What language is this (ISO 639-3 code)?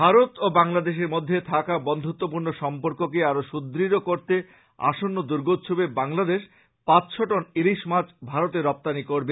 ben